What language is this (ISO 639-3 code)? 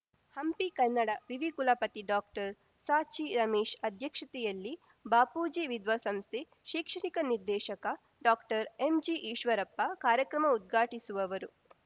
kan